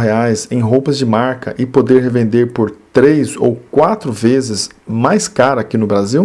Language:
Portuguese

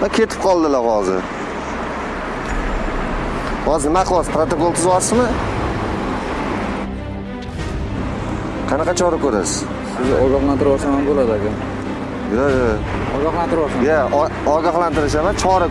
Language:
Turkish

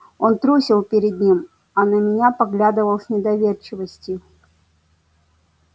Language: Russian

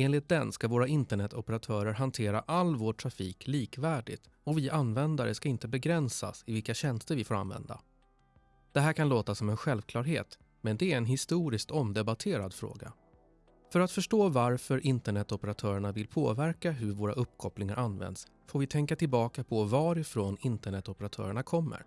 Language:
Swedish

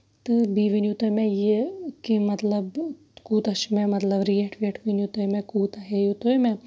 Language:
Kashmiri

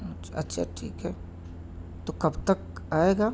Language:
Urdu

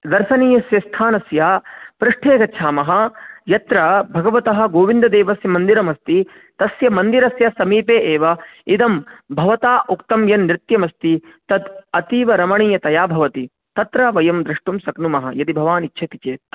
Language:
Sanskrit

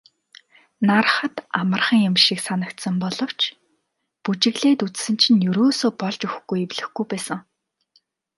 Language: Mongolian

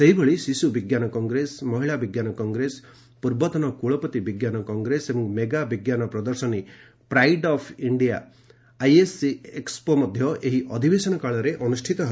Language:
Odia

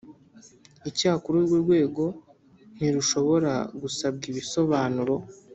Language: Kinyarwanda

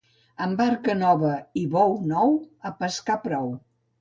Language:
Catalan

